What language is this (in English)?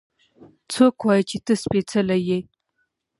Pashto